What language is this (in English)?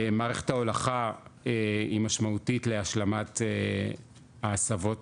Hebrew